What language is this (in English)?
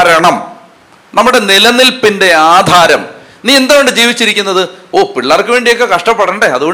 Malayalam